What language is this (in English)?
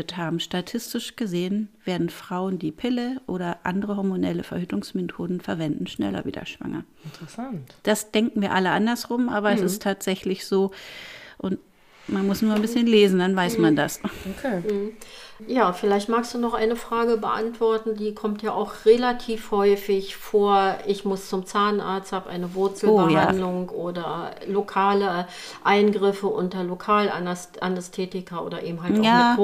German